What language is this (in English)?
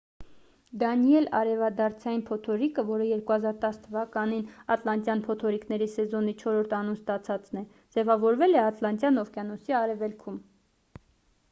Armenian